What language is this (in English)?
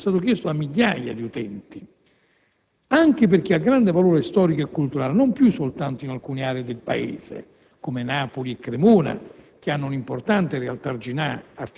Italian